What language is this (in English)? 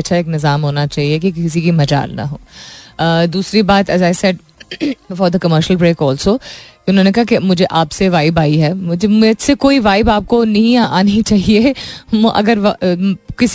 Hindi